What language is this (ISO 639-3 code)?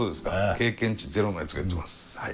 jpn